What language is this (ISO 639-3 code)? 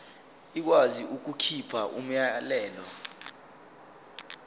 zul